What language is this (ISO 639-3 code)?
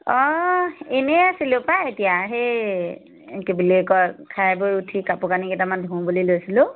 asm